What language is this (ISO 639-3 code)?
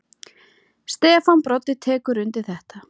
isl